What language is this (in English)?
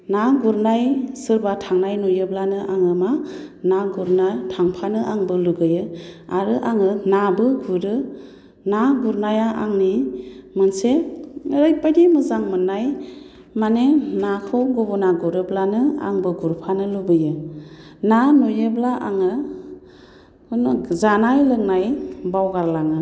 Bodo